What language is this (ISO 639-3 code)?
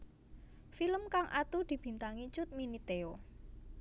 jav